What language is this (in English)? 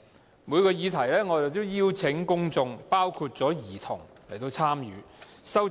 Cantonese